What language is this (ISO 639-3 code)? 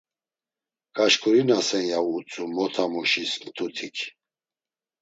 lzz